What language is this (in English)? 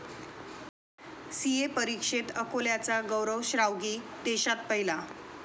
Marathi